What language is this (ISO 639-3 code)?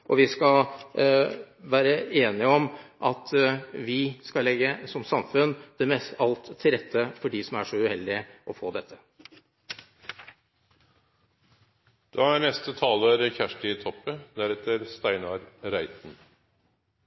nor